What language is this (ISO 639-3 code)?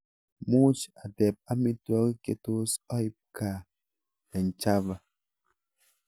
kln